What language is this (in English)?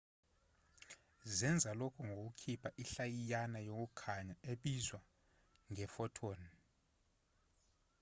Zulu